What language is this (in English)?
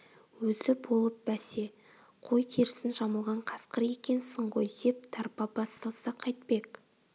Kazakh